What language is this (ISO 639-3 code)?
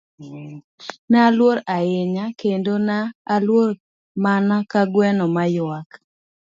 luo